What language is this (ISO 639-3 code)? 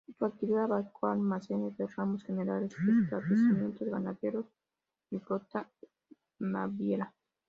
spa